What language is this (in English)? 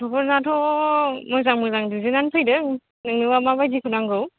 Bodo